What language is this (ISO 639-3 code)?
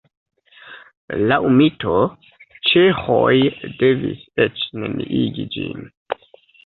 epo